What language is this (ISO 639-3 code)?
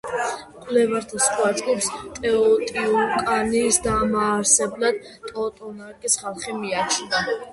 kat